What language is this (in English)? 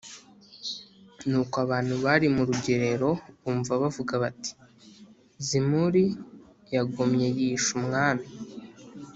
Kinyarwanda